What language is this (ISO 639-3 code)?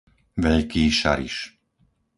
slk